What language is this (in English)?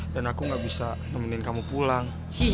Indonesian